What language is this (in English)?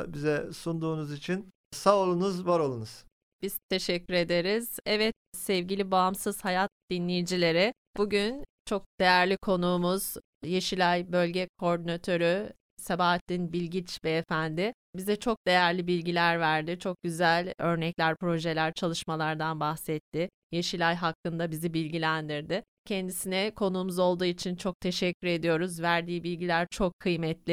Turkish